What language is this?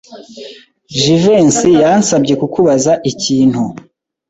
Kinyarwanda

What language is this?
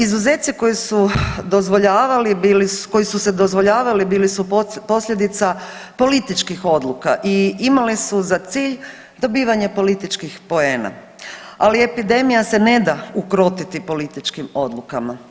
Croatian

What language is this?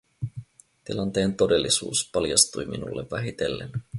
Finnish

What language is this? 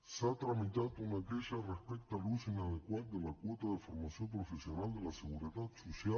Catalan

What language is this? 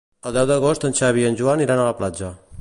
Catalan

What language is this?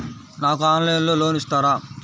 Telugu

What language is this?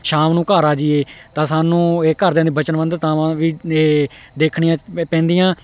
Punjabi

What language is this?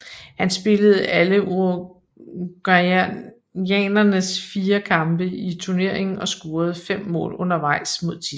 Danish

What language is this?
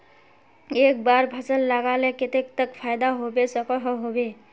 Magahi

